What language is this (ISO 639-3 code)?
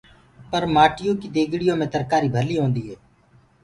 ggg